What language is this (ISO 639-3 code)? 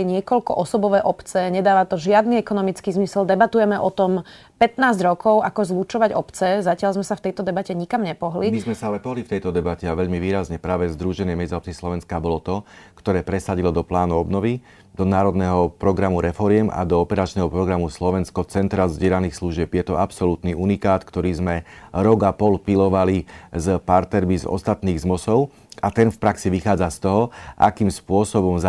slk